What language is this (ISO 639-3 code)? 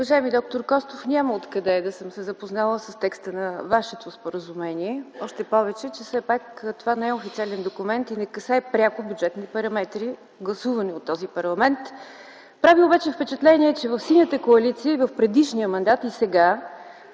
bul